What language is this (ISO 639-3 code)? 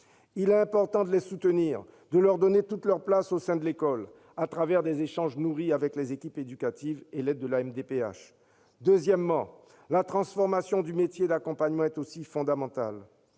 fra